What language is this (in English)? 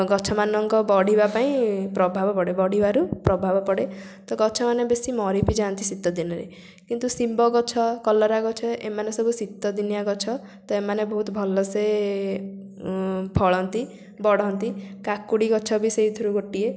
Odia